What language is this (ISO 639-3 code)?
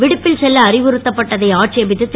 tam